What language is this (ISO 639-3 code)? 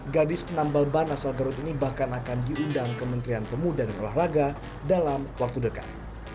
ind